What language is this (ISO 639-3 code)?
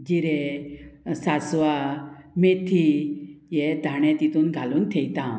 kok